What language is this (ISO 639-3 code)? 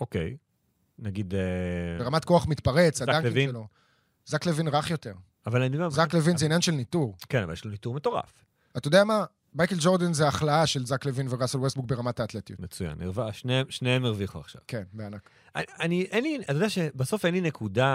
heb